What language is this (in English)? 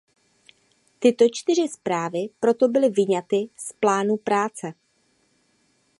Czech